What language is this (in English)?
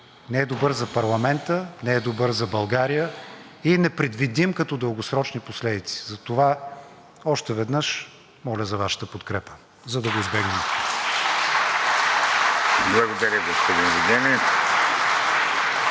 Bulgarian